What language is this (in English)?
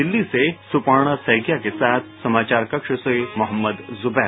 Hindi